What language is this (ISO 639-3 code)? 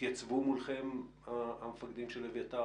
heb